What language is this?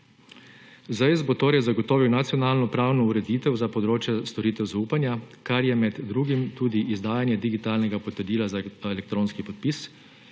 Slovenian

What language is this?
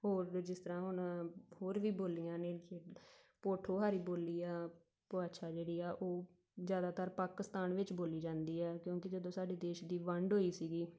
Punjabi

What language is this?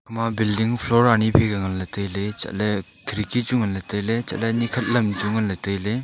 Wancho Naga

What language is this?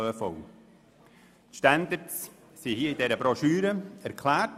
Swiss German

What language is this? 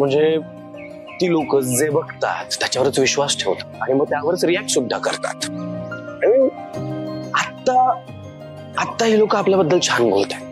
Marathi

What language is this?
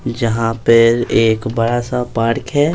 Hindi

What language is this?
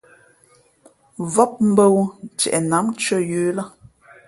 Fe'fe'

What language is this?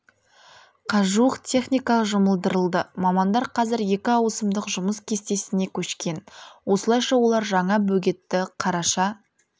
Kazakh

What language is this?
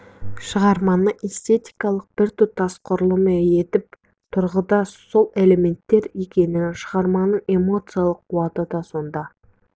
Kazakh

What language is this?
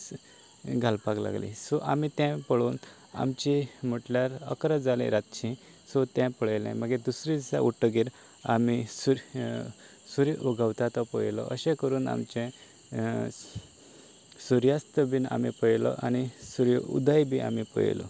Konkani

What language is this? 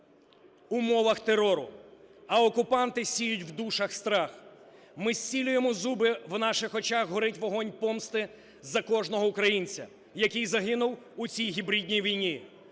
Ukrainian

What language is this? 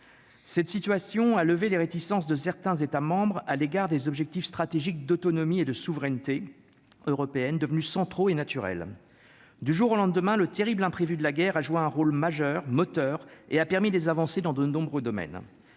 French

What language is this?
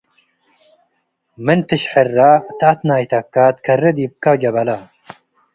Tigre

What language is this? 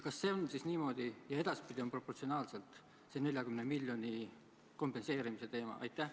Estonian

